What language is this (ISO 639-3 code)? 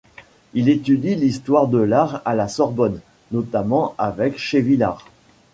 fra